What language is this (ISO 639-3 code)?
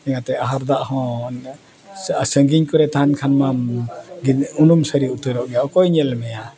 sat